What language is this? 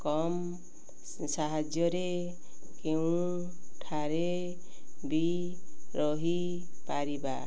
Odia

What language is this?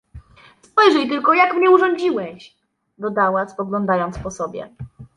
Polish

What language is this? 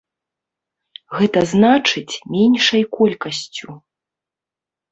Belarusian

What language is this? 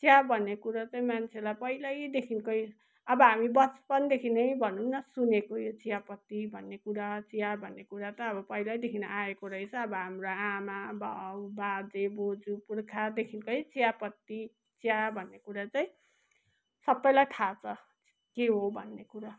Nepali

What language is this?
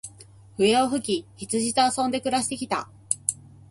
Japanese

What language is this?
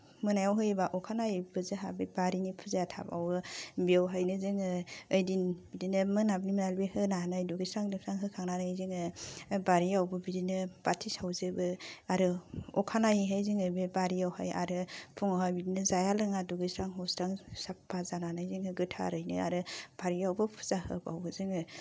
Bodo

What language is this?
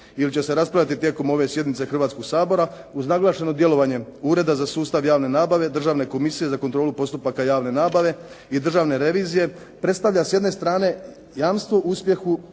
Croatian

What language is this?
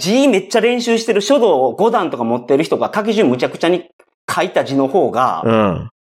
Japanese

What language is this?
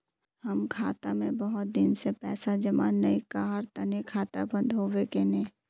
Magahi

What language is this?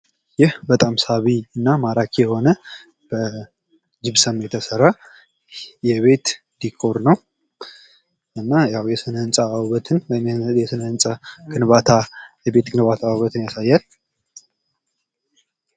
Amharic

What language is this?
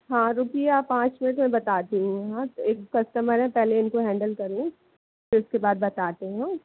Hindi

